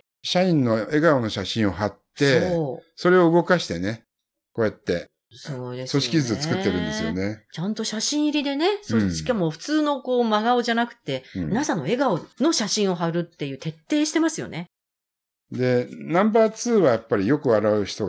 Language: Japanese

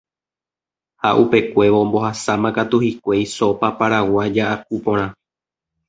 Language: Guarani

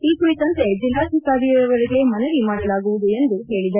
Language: Kannada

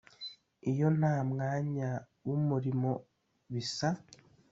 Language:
Kinyarwanda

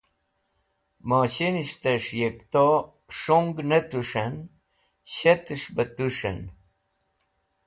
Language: Wakhi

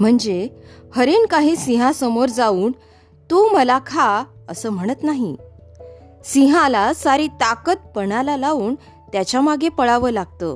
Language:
Marathi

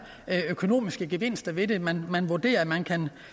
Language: Danish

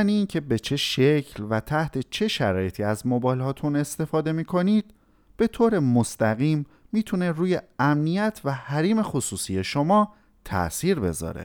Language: Persian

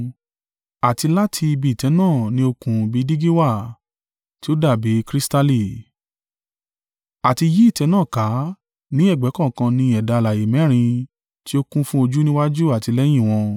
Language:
Yoruba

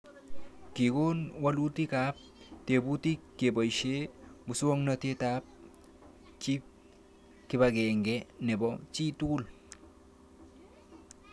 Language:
Kalenjin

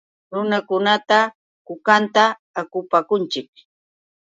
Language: Yauyos Quechua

